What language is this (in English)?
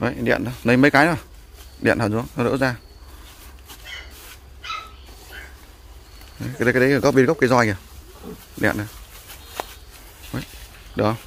Vietnamese